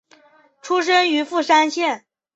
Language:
Chinese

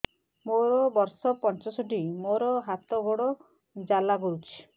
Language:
Odia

